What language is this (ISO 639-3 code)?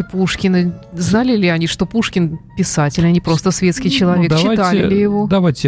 rus